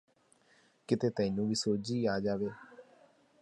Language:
Punjabi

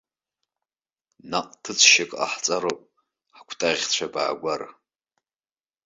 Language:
Abkhazian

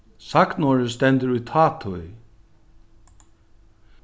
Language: Faroese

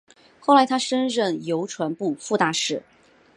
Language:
Chinese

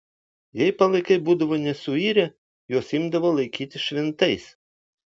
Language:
Lithuanian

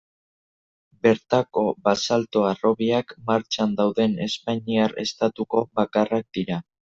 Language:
Basque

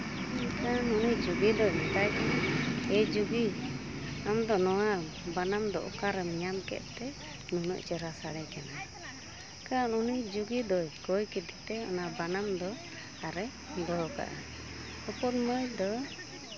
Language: Santali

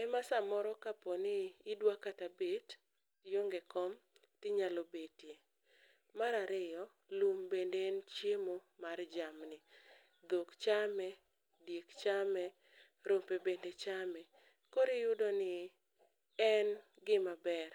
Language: Luo (Kenya and Tanzania)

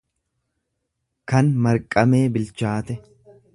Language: Oromo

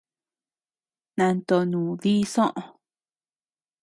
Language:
Tepeuxila Cuicatec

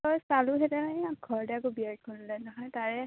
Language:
Assamese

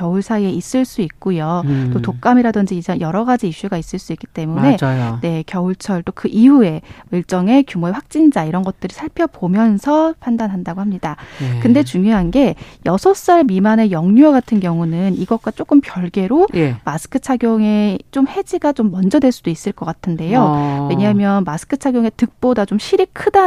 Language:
Korean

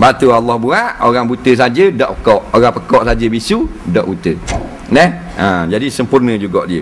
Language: Malay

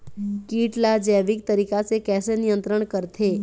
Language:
Chhattisgarhi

